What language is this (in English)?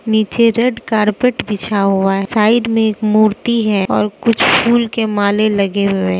Hindi